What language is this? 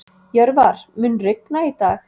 Icelandic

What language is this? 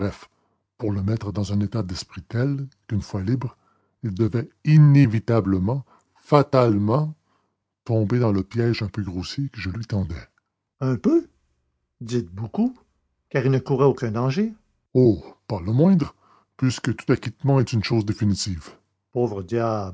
French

